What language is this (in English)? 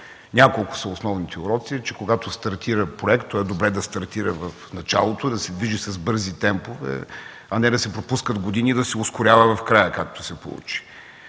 Bulgarian